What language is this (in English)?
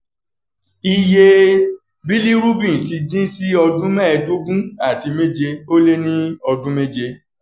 Yoruba